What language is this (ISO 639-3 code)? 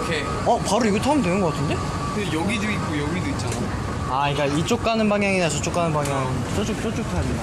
kor